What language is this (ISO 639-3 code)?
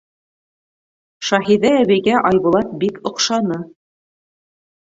bak